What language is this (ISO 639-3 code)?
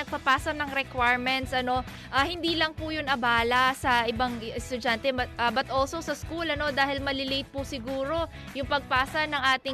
fil